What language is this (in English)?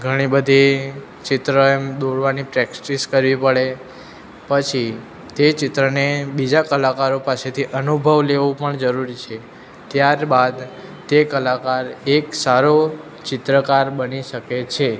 Gujarati